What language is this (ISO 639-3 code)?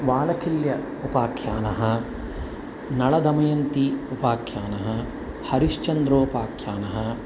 san